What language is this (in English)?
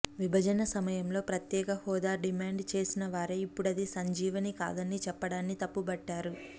Telugu